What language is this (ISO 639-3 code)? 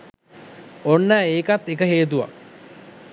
sin